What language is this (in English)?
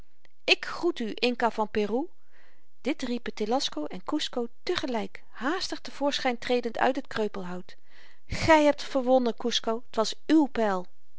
Dutch